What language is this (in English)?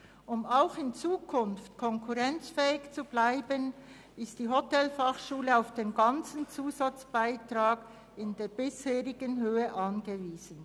Swiss German